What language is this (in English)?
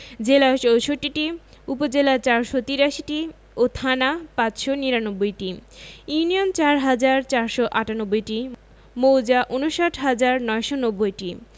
Bangla